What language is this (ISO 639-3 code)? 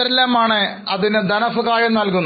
mal